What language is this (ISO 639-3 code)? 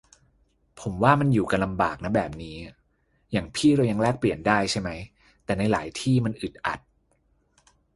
tha